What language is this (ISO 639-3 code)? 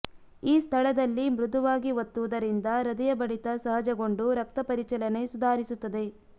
kan